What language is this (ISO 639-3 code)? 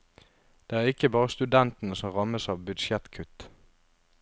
nor